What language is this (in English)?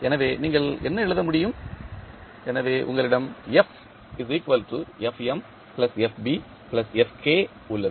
Tamil